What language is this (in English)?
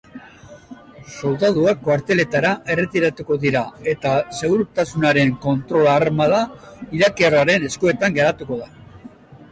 Basque